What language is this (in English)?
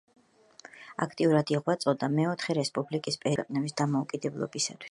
Georgian